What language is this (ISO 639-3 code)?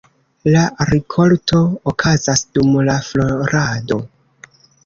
epo